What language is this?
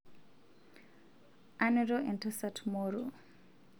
Masai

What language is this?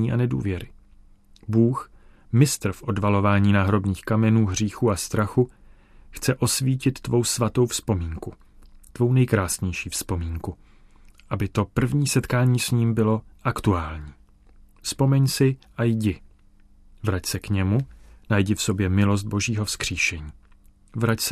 Czech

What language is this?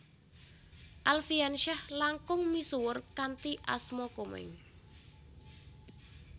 Javanese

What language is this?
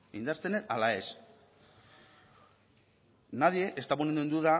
Basque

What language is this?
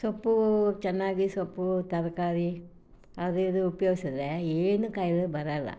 Kannada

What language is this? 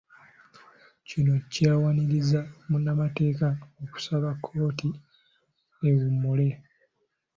Ganda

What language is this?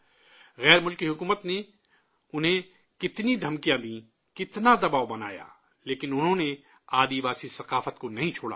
Urdu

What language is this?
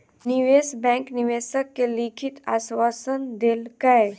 Maithili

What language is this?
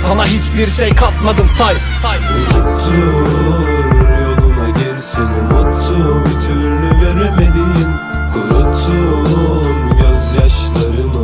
Turkish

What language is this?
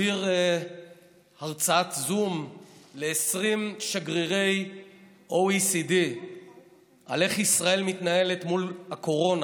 Hebrew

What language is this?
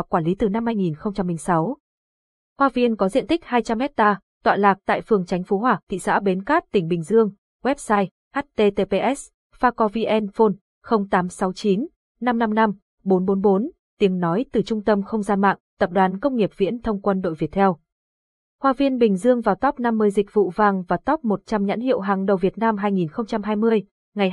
Vietnamese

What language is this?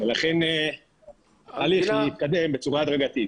Hebrew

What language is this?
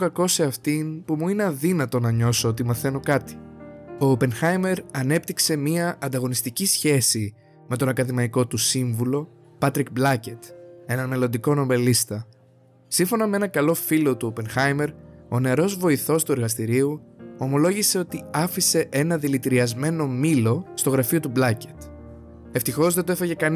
Greek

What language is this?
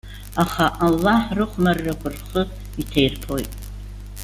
Abkhazian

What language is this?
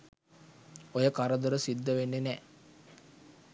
Sinhala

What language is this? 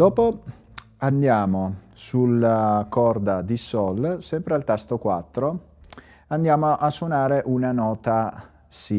Italian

